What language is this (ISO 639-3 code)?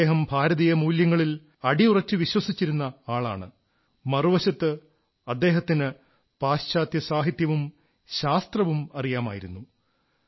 mal